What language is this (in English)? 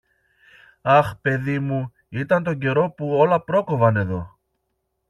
Greek